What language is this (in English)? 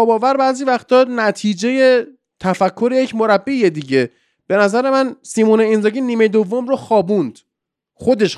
Persian